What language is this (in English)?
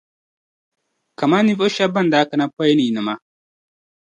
Dagbani